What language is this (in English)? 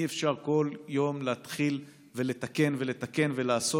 Hebrew